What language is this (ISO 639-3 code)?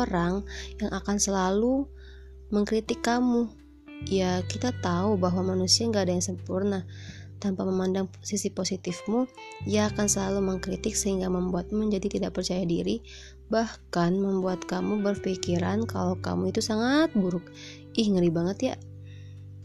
ind